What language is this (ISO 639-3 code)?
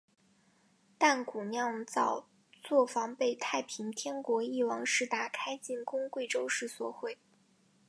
zho